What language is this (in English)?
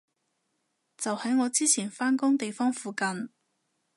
Cantonese